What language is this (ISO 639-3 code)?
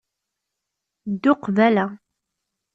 kab